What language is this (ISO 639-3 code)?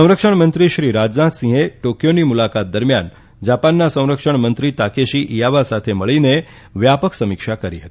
guj